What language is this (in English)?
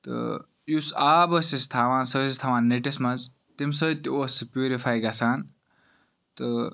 Kashmiri